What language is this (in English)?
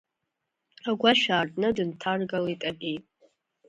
Abkhazian